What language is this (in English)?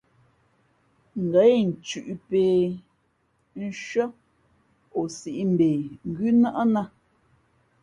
Fe'fe'